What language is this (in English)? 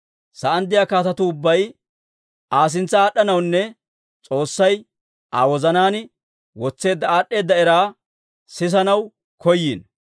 Dawro